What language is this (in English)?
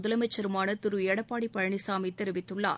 Tamil